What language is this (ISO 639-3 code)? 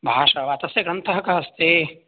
san